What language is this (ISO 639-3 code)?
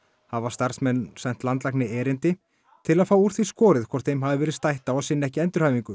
isl